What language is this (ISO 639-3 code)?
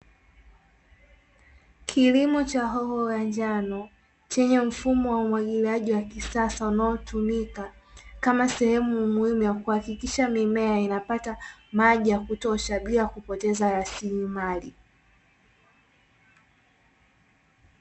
swa